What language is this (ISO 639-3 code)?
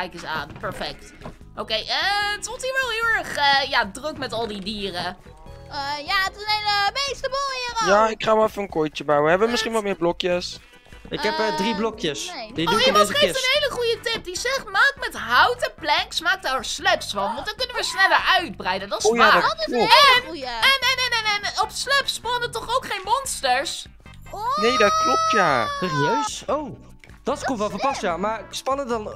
nld